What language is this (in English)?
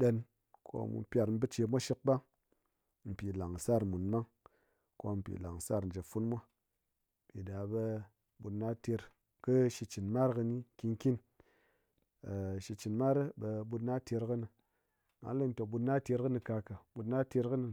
Ngas